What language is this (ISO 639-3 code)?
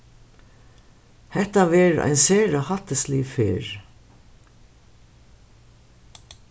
fao